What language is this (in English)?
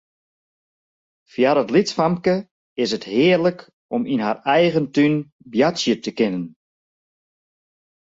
Western Frisian